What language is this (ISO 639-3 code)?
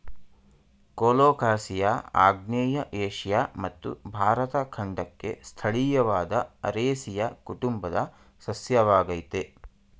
kan